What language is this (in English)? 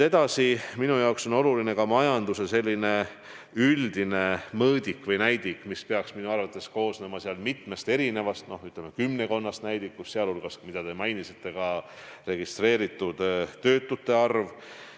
Estonian